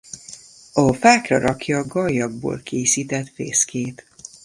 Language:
Hungarian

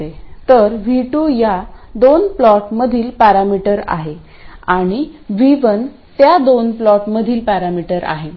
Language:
Marathi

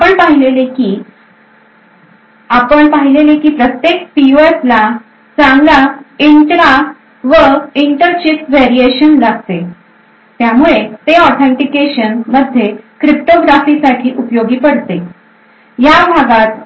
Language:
Marathi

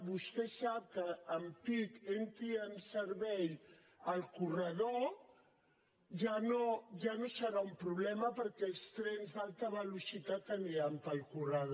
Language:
Catalan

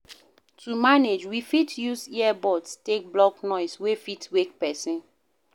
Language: Nigerian Pidgin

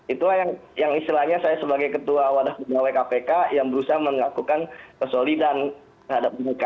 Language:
Indonesian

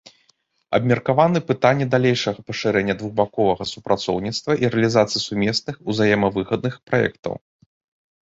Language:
Belarusian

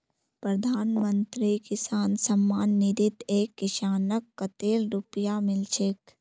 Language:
Magahi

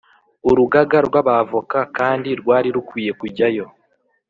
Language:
Kinyarwanda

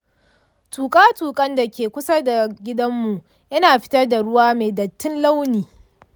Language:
Hausa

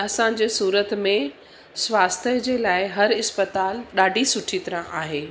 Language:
Sindhi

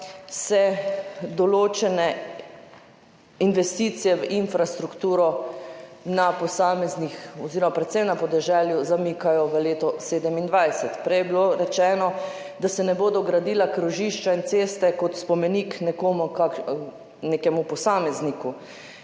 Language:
Slovenian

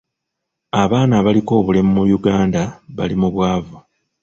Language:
Ganda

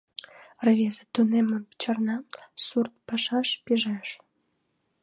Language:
Mari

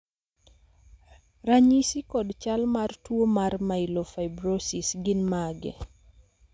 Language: Luo (Kenya and Tanzania)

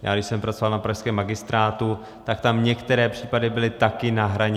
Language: Czech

